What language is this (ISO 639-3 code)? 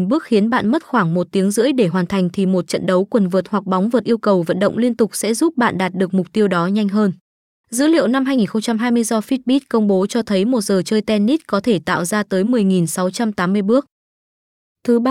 vie